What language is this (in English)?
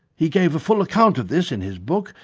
English